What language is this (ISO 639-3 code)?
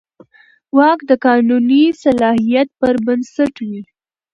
pus